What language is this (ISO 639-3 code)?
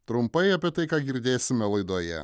lit